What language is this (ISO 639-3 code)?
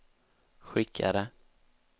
swe